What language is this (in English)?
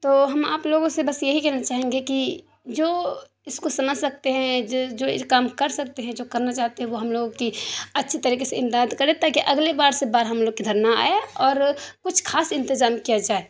Urdu